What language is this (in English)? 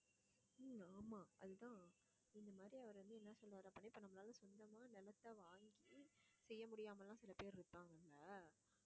Tamil